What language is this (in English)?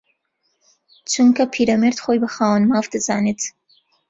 Central Kurdish